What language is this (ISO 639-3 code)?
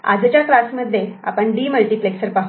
mar